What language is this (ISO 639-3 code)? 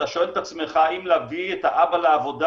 heb